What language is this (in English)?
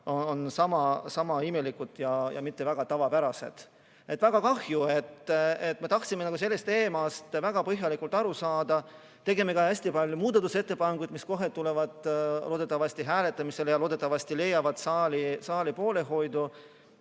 Estonian